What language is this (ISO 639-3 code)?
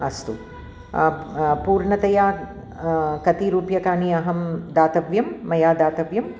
san